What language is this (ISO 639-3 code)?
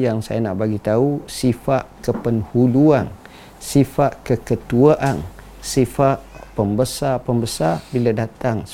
msa